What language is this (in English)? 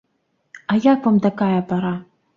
Belarusian